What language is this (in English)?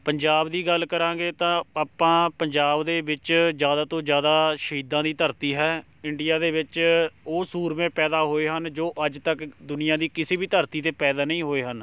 Punjabi